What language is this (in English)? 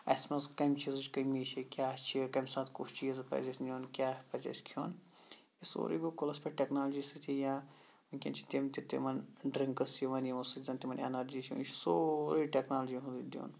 Kashmiri